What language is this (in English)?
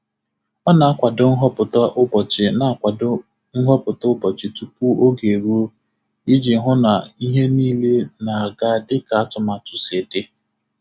Igbo